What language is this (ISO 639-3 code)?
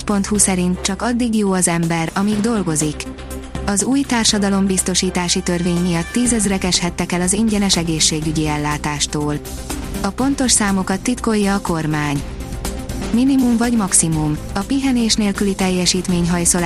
hun